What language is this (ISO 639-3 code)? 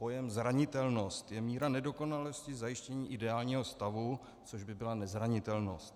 ces